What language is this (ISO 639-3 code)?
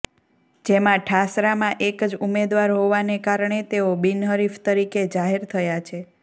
guj